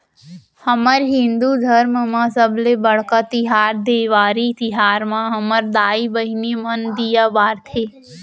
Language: Chhattisgarhi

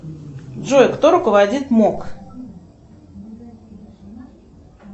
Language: Russian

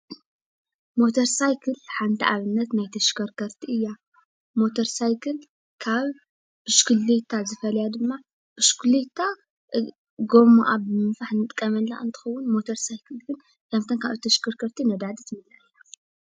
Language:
Tigrinya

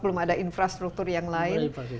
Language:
Indonesian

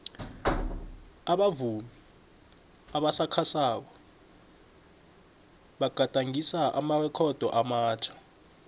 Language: South Ndebele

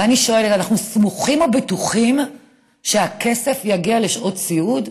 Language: Hebrew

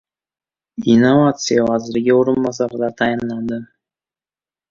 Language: Uzbek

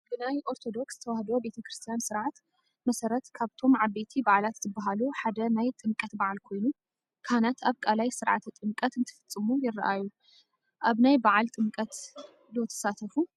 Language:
Tigrinya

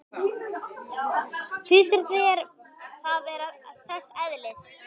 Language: Icelandic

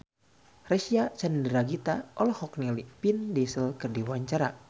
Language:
Sundanese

